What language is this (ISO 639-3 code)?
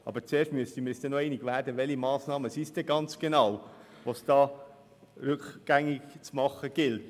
gsw